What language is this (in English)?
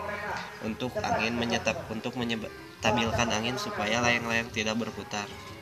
Indonesian